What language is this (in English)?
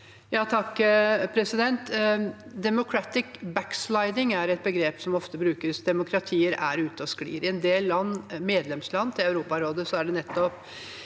Norwegian